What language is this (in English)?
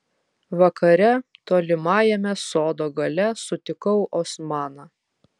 Lithuanian